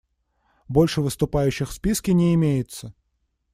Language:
Russian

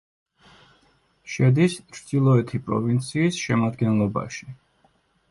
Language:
Georgian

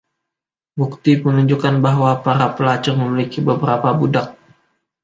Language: Indonesian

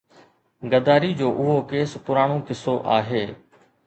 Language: Sindhi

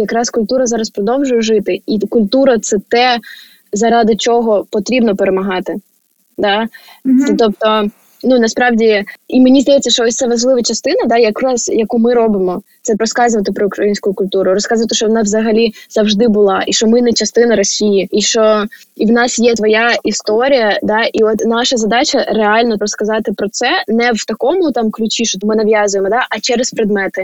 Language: Ukrainian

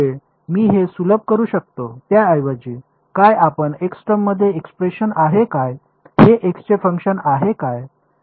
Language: Marathi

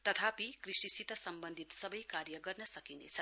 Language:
Nepali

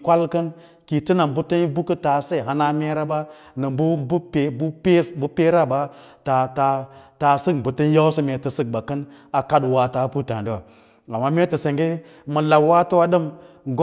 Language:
Lala-Roba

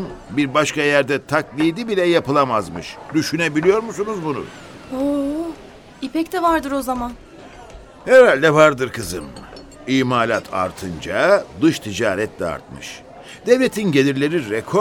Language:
Turkish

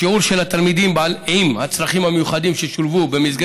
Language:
Hebrew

